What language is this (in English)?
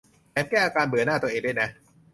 Thai